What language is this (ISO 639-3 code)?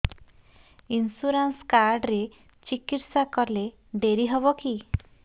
ori